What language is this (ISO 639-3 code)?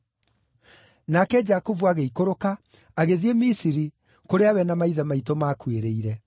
kik